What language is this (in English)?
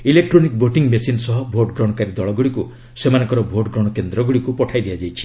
Odia